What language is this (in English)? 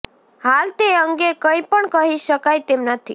Gujarati